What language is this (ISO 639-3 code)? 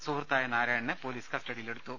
mal